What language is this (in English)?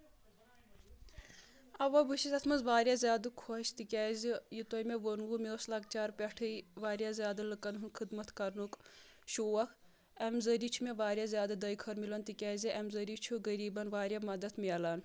Kashmiri